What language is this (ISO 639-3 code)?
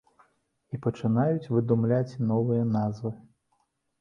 bel